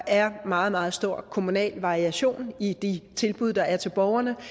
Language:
Danish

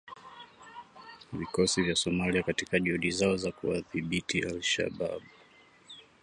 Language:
Swahili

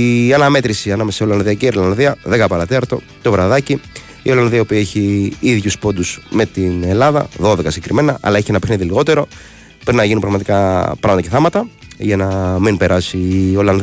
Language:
Greek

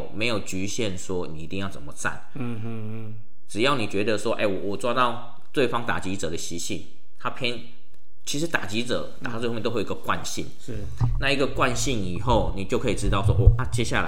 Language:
Chinese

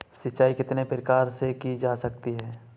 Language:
Hindi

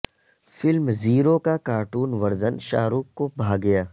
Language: Urdu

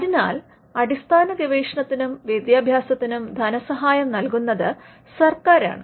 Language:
Malayalam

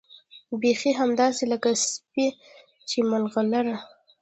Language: Pashto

